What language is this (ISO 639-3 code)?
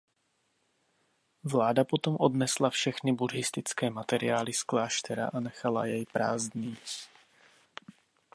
ces